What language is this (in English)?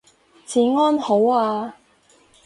Cantonese